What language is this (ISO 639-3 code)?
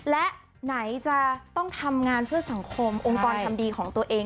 tha